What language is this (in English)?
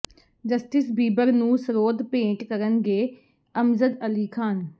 Punjabi